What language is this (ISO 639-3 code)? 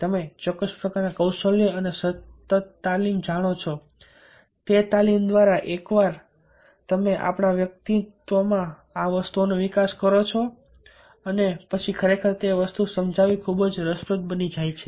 guj